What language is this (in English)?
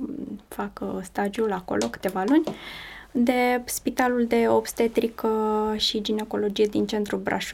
Romanian